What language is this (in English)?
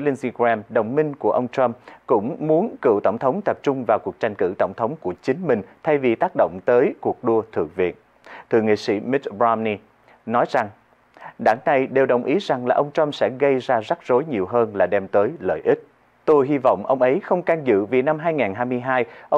Vietnamese